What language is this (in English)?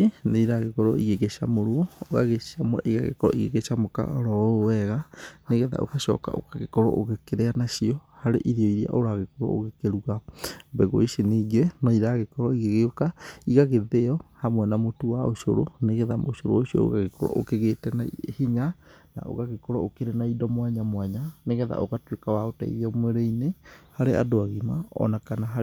Kikuyu